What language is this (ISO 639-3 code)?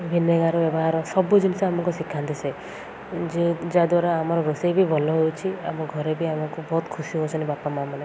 ori